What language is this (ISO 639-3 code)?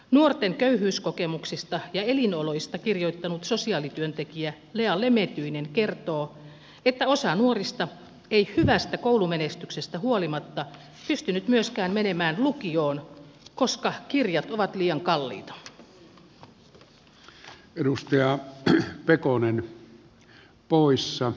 fin